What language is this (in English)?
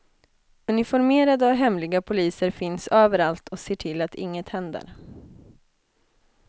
Swedish